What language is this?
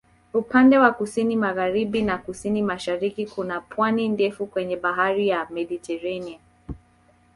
Swahili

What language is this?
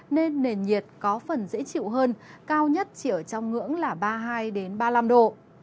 Vietnamese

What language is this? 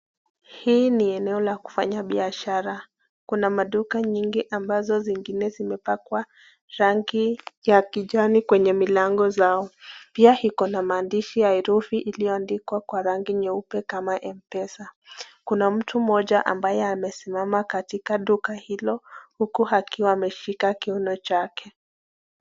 Swahili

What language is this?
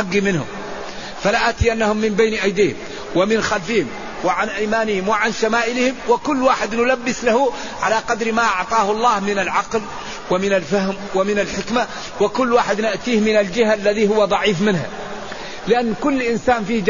Arabic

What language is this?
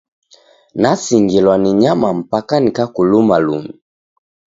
Taita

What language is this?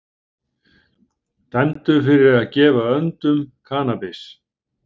Icelandic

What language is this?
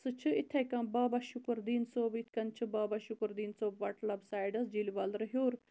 Kashmiri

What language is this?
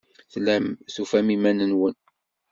Kabyle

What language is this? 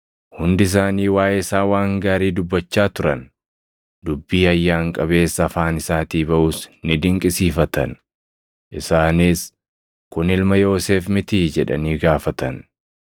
Oromo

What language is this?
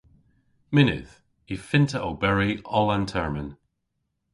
Cornish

